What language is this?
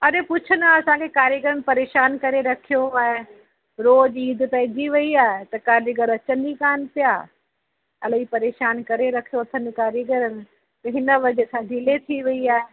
Sindhi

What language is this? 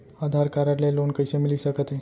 Chhattisgarhi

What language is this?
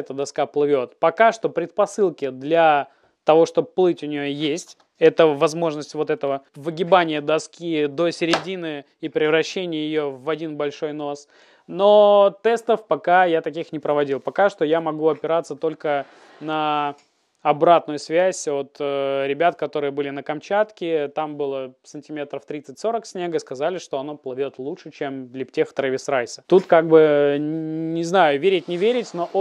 Russian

